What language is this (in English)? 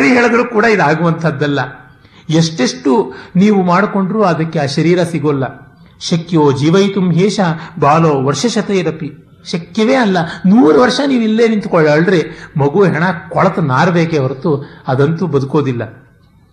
Kannada